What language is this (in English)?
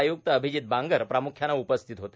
Marathi